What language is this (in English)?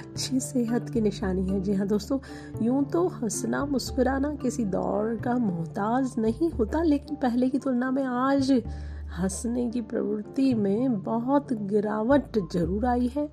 Hindi